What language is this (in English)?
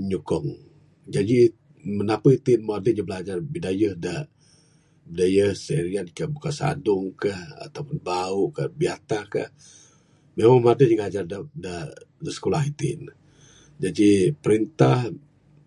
Bukar-Sadung Bidayuh